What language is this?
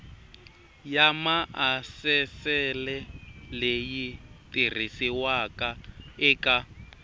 Tsonga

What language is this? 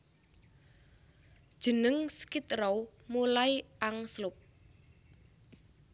Javanese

